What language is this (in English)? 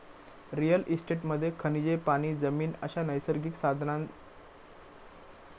Marathi